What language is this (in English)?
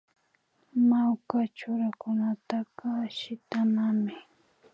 Imbabura Highland Quichua